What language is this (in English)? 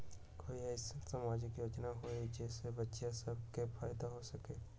Magahi